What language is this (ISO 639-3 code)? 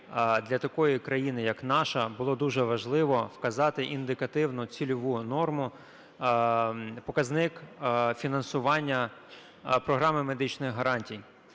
ukr